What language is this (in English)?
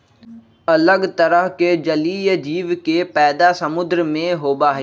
Magahi